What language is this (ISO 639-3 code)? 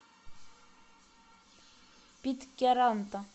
rus